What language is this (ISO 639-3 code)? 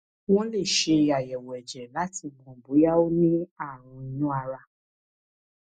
yor